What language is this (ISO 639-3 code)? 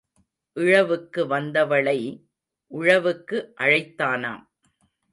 tam